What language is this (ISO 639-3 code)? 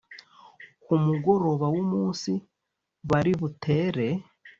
kin